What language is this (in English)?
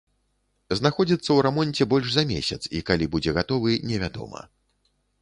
Belarusian